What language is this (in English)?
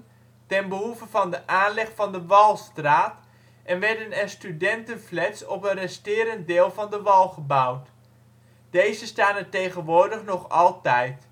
Dutch